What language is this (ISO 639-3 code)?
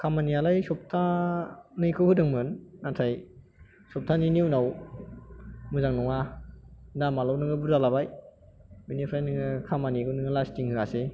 brx